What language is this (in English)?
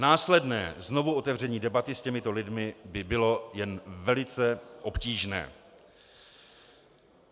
Czech